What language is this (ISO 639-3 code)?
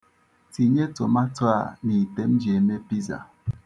ibo